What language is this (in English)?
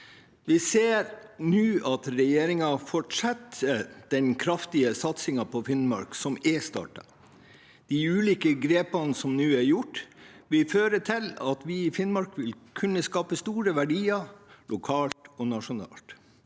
Norwegian